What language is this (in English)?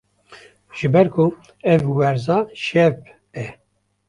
Kurdish